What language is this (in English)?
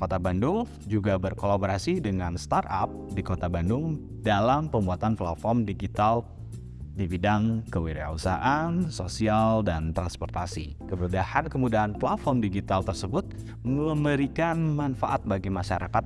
Indonesian